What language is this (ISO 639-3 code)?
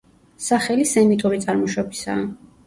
kat